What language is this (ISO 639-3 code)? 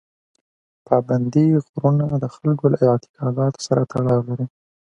pus